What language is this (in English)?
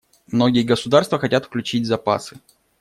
Russian